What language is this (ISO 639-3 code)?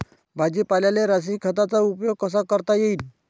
mar